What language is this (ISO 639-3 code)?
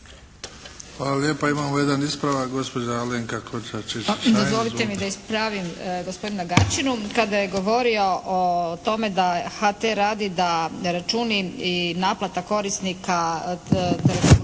hrv